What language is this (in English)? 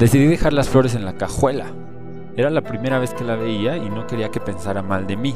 Spanish